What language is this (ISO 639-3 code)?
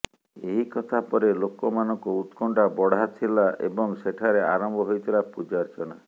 ori